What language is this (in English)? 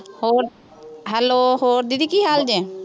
Punjabi